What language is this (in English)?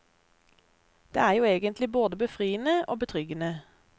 Norwegian